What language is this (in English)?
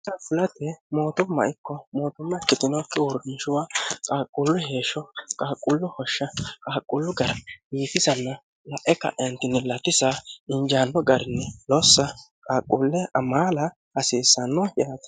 Sidamo